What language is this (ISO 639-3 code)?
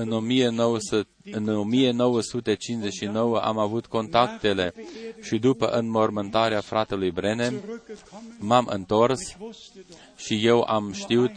ron